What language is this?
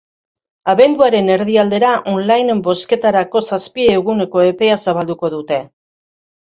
Basque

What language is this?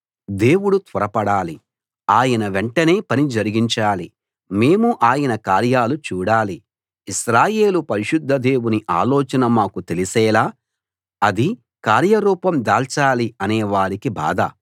Telugu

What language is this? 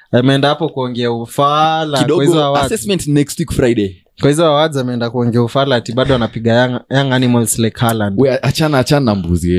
Swahili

